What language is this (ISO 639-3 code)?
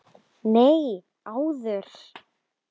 isl